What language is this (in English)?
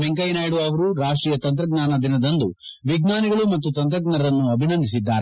Kannada